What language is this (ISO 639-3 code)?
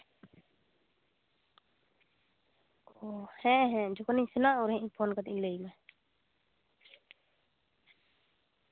sat